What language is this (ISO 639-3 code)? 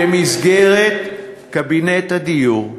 heb